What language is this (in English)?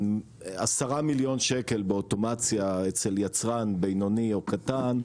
Hebrew